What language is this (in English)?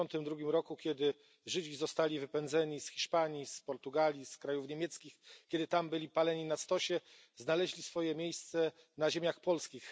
Polish